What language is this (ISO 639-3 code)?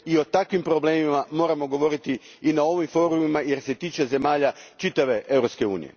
hrv